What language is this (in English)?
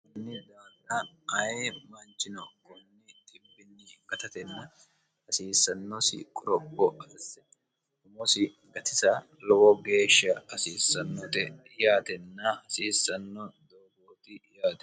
Sidamo